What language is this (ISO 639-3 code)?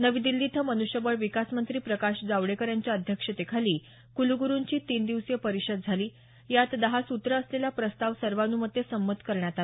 mar